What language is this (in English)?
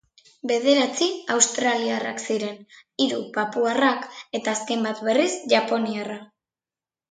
Basque